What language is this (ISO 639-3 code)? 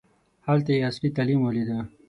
pus